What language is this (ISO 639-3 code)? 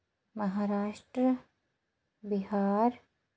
doi